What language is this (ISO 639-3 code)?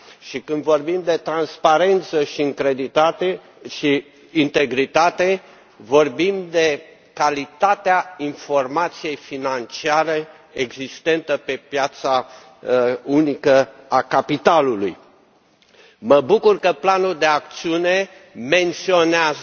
ron